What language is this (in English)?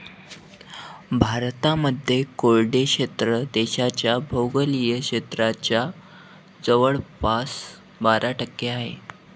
Marathi